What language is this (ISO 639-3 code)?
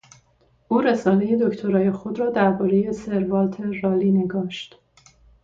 fas